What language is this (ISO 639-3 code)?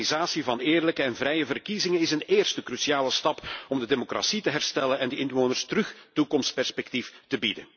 nld